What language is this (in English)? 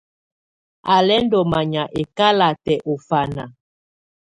Tunen